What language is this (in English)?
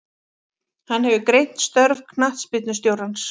Icelandic